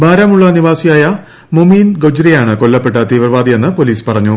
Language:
Malayalam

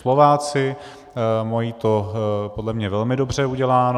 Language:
Czech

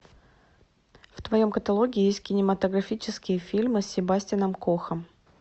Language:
Russian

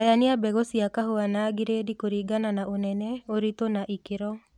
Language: Kikuyu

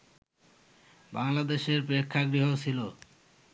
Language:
Bangla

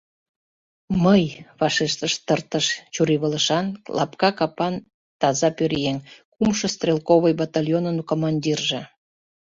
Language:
Mari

